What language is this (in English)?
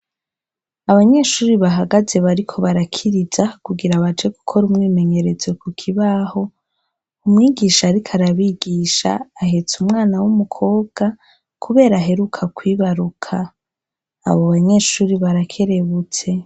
Rundi